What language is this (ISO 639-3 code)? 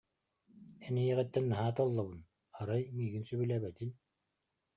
sah